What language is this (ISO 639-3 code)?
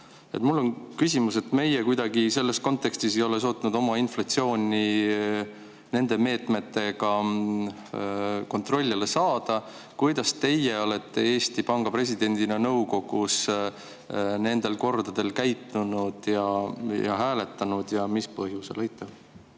est